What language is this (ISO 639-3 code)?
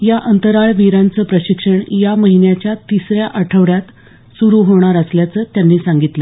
mar